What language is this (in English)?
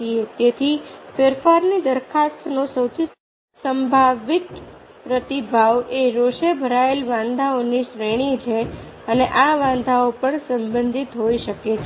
Gujarati